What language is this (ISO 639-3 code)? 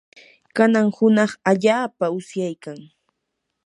qur